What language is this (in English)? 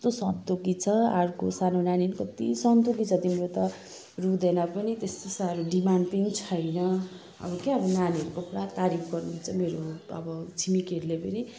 Nepali